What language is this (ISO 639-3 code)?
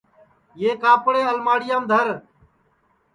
ssi